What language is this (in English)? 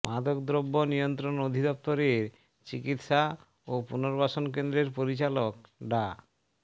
Bangla